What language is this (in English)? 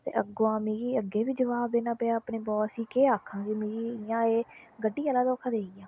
Dogri